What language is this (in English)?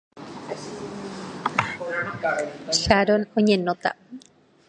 Guarani